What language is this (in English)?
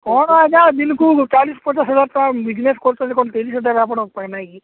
Odia